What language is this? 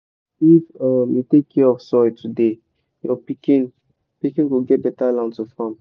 Nigerian Pidgin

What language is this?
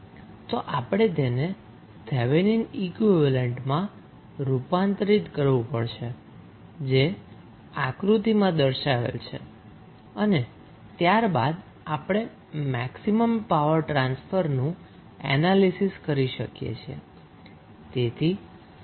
Gujarati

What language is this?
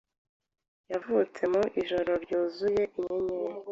Kinyarwanda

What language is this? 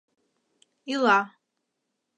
Mari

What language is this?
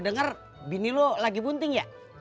Indonesian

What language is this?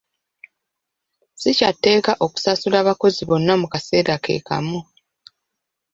Ganda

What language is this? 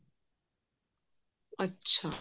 Punjabi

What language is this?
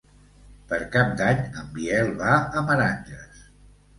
Catalan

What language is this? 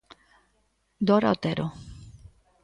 Galician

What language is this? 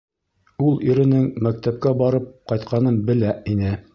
Bashkir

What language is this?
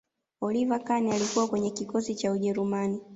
Swahili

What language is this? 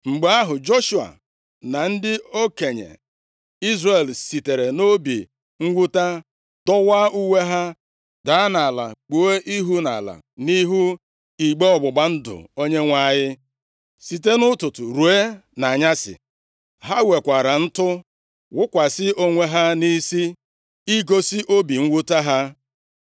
Igbo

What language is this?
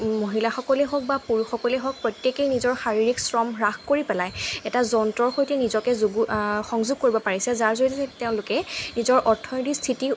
Assamese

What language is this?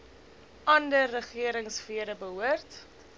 Afrikaans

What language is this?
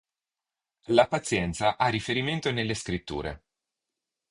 Italian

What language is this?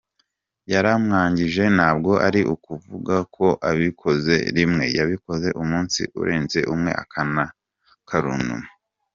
Kinyarwanda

